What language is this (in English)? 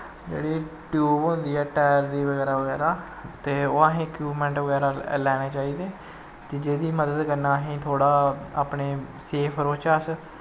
Dogri